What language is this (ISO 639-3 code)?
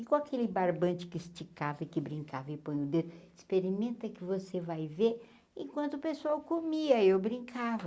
por